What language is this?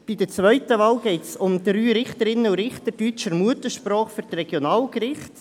Swiss German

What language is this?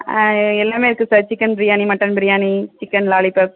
Tamil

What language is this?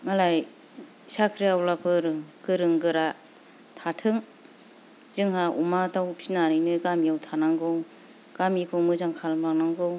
Bodo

